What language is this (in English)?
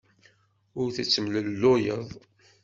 Kabyle